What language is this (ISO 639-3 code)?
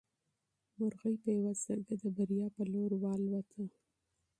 pus